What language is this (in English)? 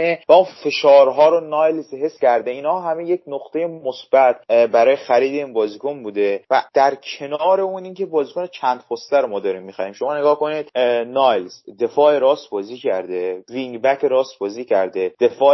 Persian